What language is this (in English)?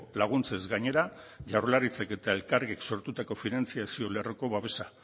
Basque